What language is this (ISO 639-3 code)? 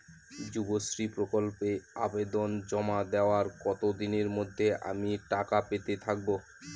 ben